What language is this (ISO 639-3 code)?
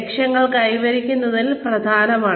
mal